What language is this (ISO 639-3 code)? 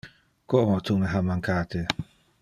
ina